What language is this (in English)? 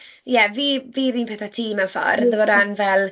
Welsh